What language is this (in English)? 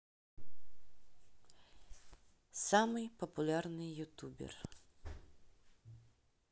Russian